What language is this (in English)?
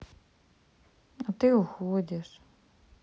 Russian